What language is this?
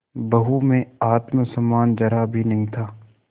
Hindi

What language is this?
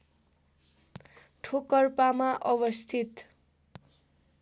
Nepali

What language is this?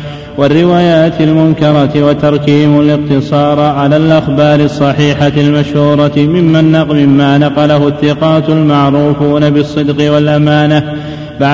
Arabic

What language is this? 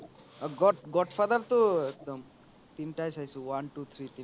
Assamese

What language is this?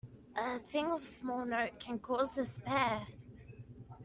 English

